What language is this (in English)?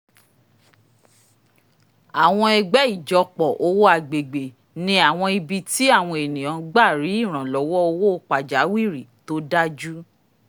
Yoruba